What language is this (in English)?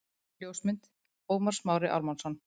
Icelandic